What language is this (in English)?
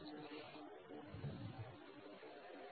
Marathi